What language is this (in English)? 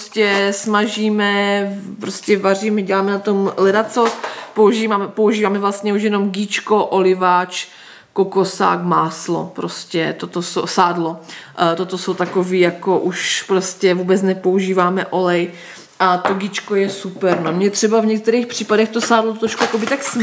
Czech